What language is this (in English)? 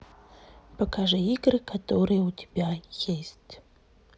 Russian